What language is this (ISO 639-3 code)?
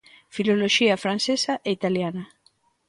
glg